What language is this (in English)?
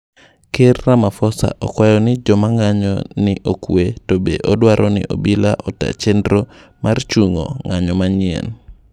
Luo (Kenya and Tanzania)